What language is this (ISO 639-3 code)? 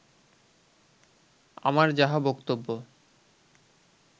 ben